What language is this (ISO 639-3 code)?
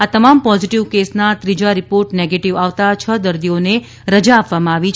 guj